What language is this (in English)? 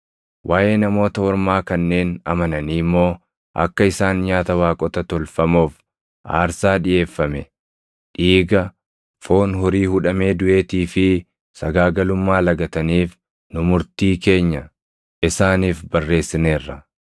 Oromo